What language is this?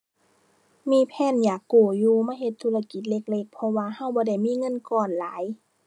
Thai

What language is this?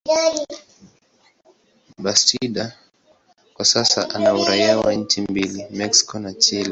Swahili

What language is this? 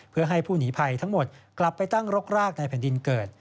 Thai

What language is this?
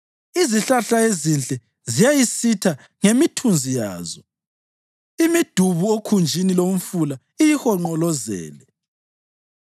North Ndebele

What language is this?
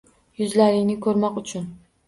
Uzbek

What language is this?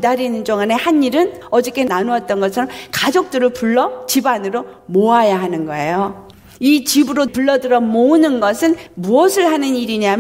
Korean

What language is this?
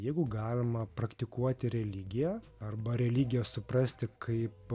Lithuanian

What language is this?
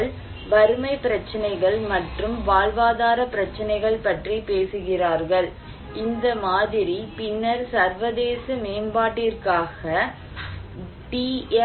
Tamil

